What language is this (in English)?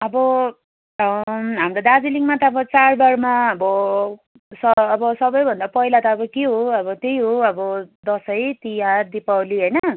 Nepali